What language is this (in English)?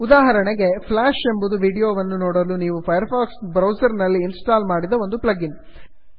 Kannada